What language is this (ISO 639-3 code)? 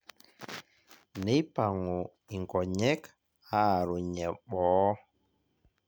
mas